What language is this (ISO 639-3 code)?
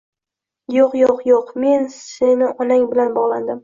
uzb